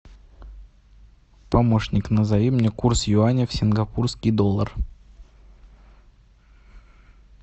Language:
Russian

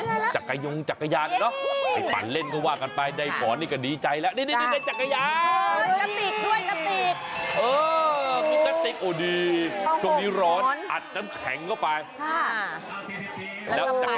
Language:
Thai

